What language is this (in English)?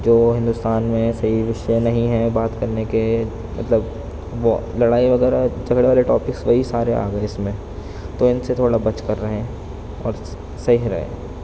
Urdu